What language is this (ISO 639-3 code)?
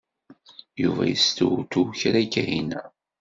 kab